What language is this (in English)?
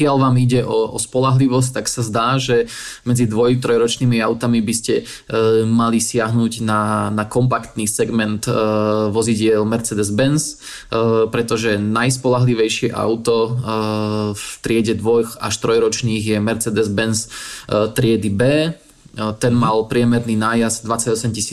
Slovak